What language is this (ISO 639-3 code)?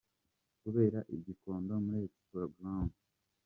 kin